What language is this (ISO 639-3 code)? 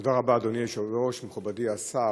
heb